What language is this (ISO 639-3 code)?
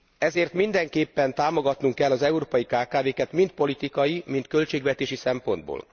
hun